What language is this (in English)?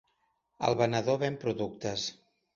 Catalan